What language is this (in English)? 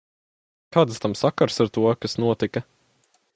Latvian